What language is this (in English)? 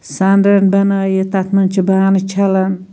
Kashmiri